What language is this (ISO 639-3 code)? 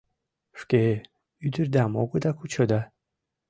chm